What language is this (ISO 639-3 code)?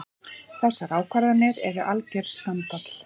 isl